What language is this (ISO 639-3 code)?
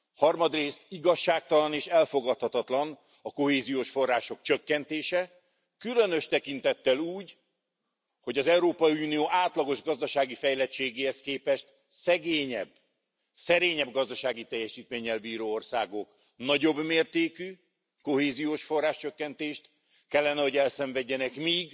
hun